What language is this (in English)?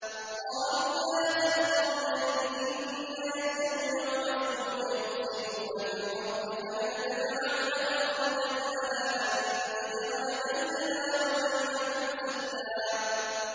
Arabic